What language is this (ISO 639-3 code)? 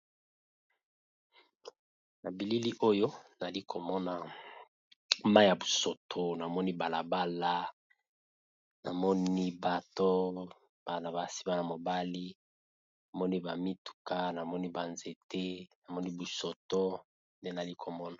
lin